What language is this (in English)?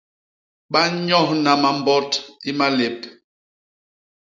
Basaa